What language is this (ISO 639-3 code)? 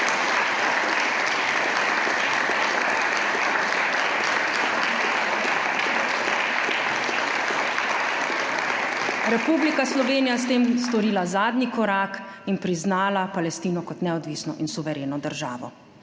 slv